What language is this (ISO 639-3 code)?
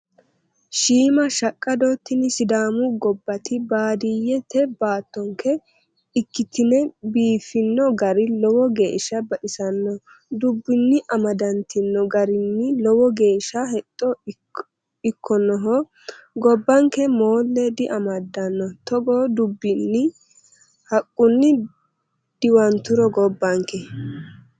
sid